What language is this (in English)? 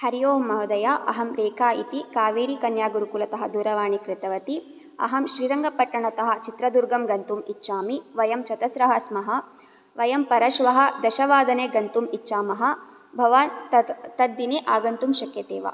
Sanskrit